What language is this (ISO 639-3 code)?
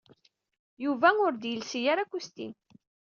kab